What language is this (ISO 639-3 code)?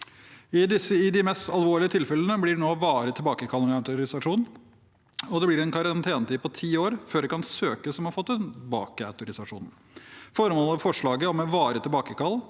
nor